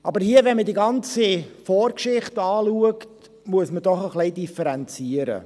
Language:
Swiss German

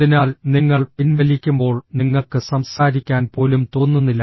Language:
Malayalam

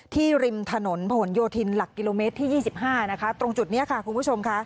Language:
Thai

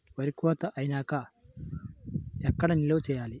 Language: Telugu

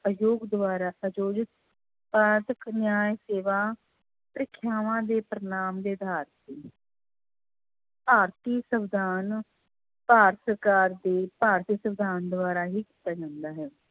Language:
Punjabi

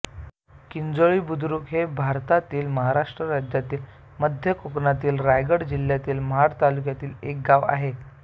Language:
Marathi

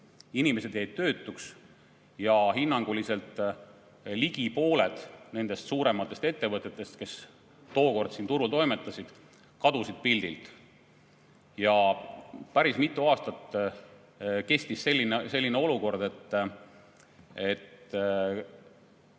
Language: Estonian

